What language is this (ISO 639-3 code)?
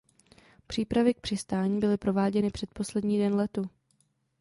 ces